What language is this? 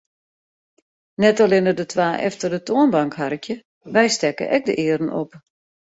Western Frisian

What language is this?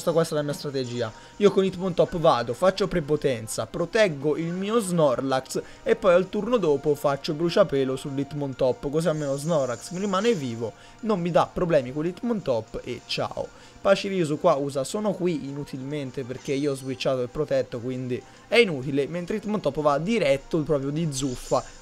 Italian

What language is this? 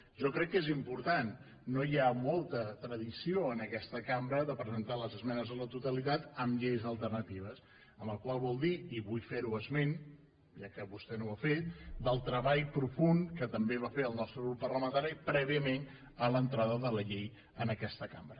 Catalan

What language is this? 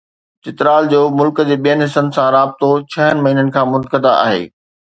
Sindhi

